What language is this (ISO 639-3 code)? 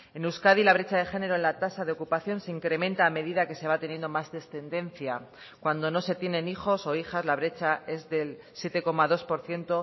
spa